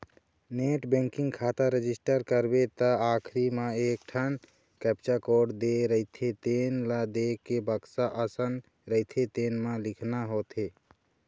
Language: Chhattisgarhi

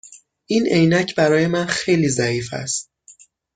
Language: Persian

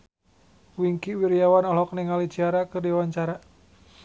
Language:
Sundanese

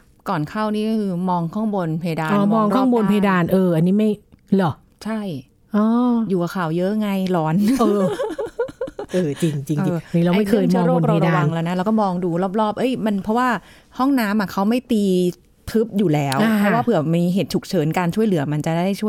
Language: Thai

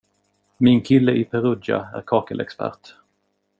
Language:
Swedish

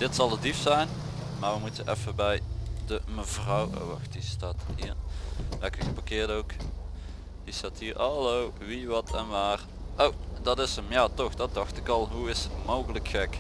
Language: Dutch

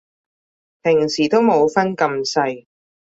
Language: Cantonese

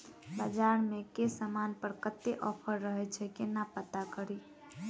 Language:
Maithili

